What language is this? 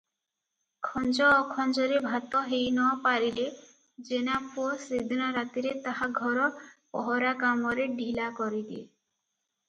Odia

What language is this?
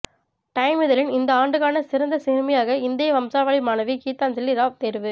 Tamil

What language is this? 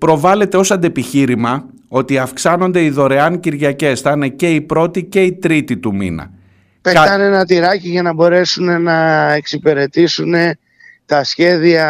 Greek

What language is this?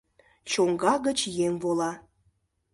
Mari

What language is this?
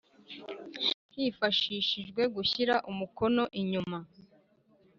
Kinyarwanda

